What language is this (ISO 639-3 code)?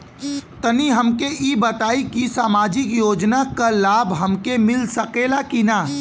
bho